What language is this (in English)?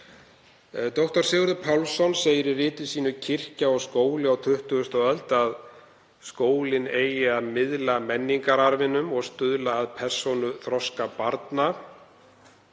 Icelandic